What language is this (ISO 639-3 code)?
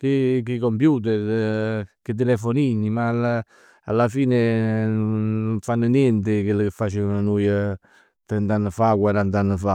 nap